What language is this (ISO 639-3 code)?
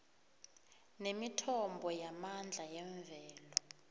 nbl